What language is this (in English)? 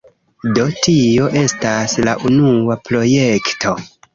Esperanto